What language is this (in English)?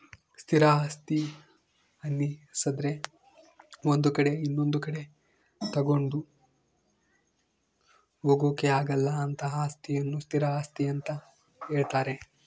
Kannada